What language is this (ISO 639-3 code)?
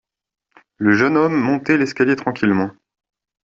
fra